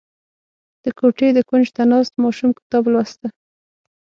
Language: Pashto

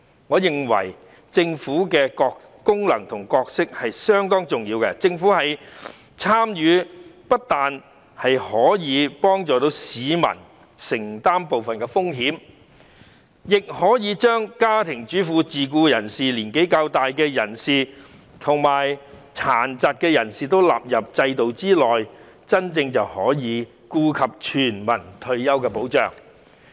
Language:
Cantonese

